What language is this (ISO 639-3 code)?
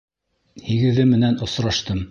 bak